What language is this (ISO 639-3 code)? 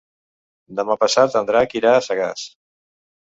cat